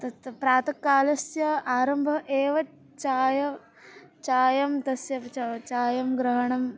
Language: Sanskrit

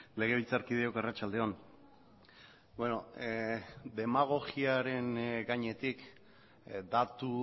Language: Basque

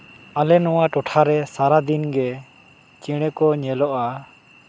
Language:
Santali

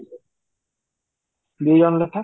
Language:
Odia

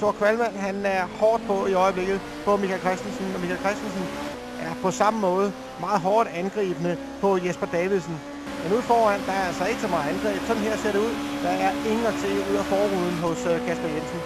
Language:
Danish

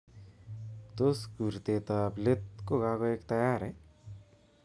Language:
Kalenjin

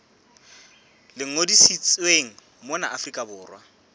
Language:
Southern Sotho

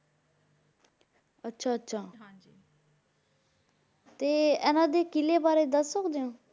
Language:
Punjabi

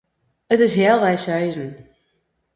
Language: Western Frisian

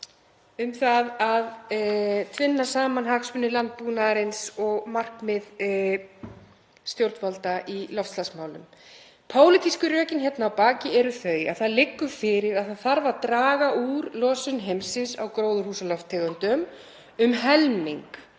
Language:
Icelandic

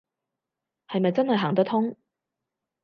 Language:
Cantonese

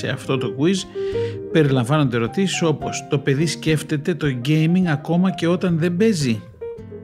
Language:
Greek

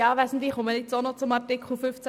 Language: Swiss German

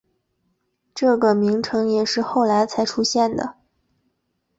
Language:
Chinese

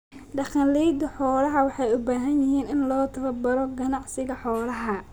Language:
Somali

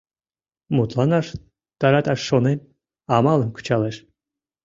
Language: Mari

